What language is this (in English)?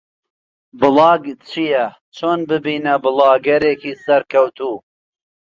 Central Kurdish